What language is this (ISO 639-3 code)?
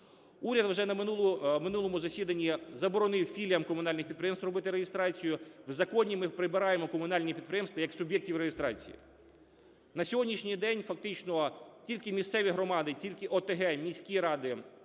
ukr